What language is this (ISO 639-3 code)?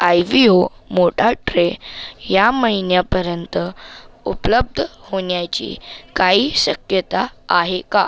mar